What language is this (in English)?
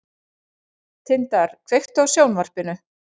Icelandic